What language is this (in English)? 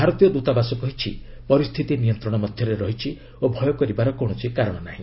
Odia